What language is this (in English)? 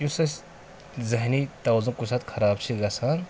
Kashmiri